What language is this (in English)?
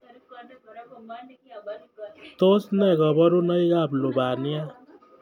Kalenjin